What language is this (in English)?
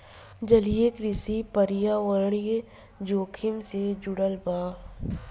Bhojpuri